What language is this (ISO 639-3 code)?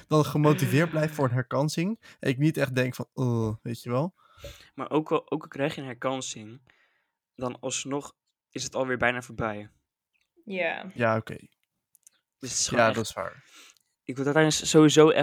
nld